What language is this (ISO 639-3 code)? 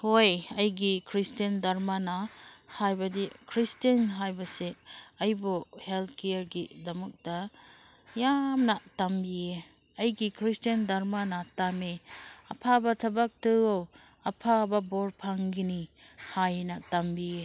mni